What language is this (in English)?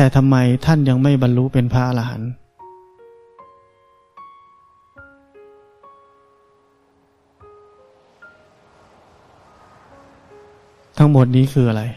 Thai